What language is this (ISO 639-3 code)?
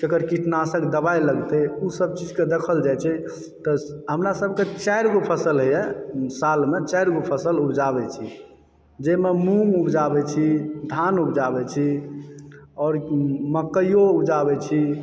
mai